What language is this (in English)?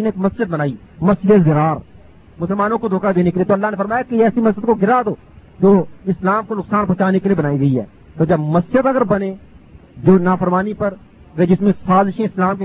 Urdu